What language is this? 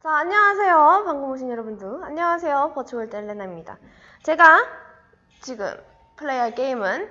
Korean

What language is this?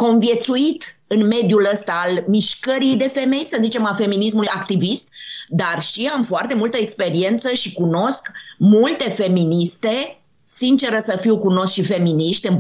Romanian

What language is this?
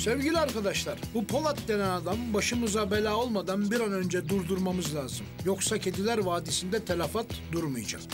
Turkish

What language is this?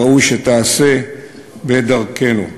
Hebrew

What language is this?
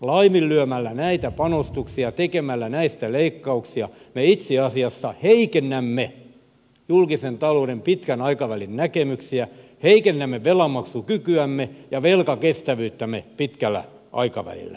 Finnish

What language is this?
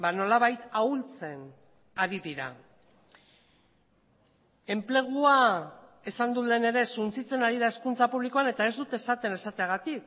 Basque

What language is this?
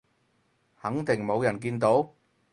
Cantonese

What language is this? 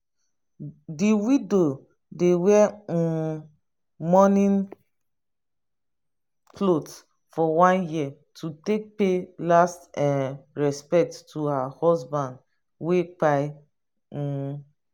Nigerian Pidgin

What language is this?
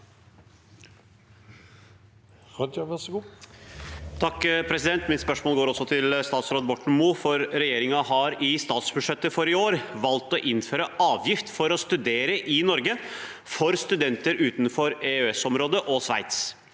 Norwegian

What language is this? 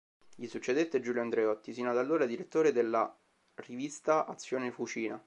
Italian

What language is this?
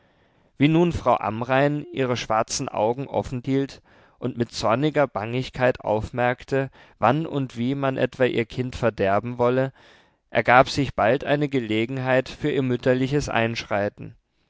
German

